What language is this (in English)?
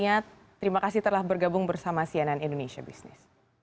Indonesian